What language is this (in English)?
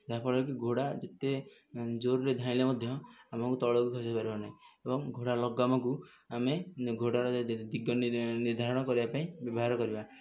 Odia